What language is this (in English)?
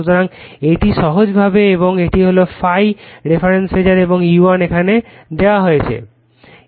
Bangla